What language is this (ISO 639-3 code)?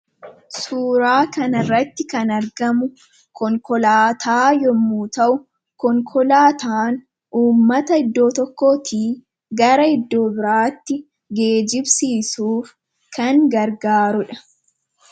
orm